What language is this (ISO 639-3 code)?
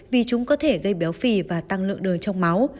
vie